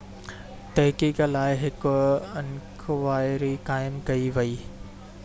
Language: Sindhi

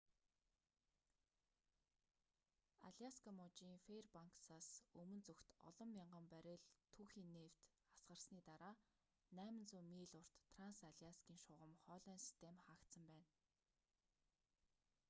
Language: Mongolian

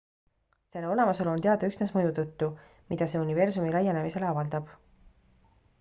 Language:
Estonian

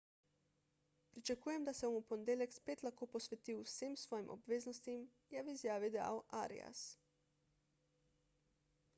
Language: Slovenian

